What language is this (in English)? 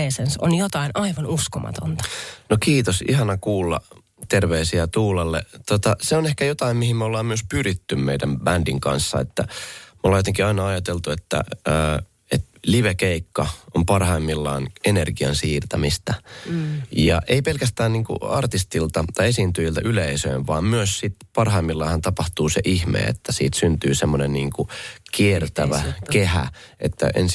Finnish